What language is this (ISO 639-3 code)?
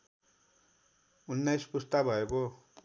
nep